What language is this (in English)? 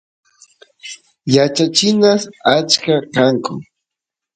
Santiago del Estero Quichua